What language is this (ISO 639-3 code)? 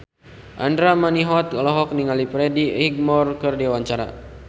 sun